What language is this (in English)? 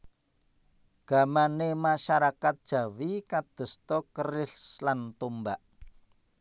Javanese